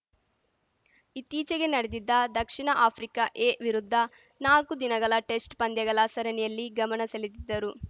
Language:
Kannada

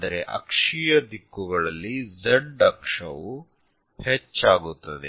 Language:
Kannada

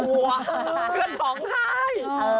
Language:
Thai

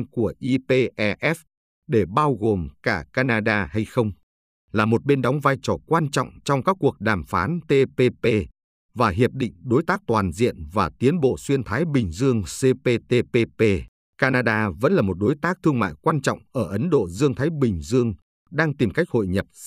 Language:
Vietnamese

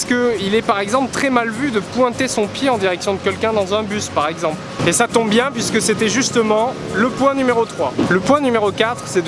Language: French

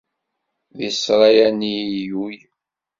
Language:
Kabyle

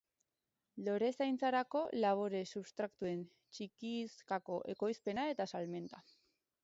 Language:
Basque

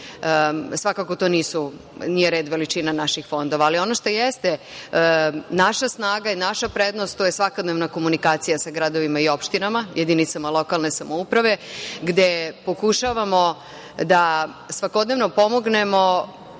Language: Serbian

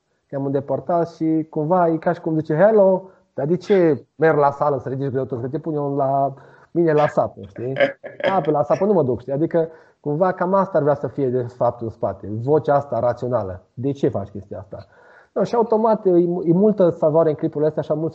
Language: Romanian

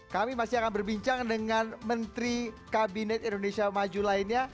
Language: Indonesian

